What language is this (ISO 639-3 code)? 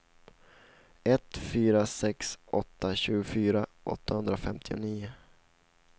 swe